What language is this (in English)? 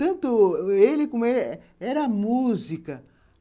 Portuguese